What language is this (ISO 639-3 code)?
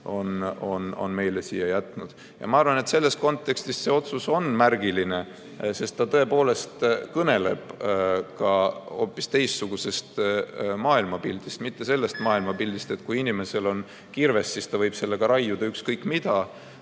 est